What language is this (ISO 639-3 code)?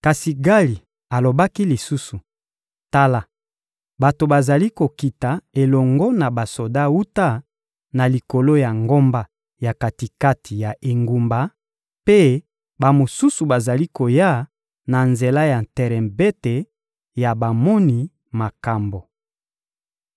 lin